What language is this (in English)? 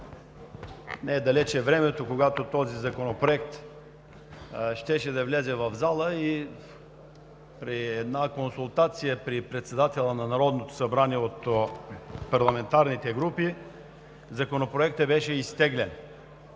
Bulgarian